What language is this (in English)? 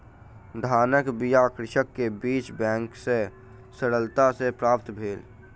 Maithili